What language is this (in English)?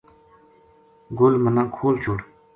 Gujari